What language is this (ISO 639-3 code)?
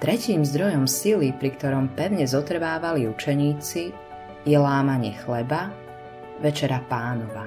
slk